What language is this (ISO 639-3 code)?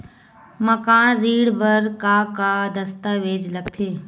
hne